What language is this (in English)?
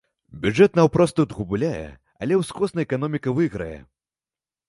Belarusian